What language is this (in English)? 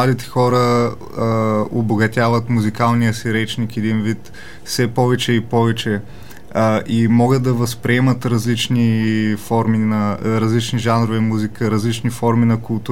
Bulgarian